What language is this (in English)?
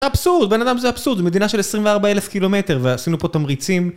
Hebrew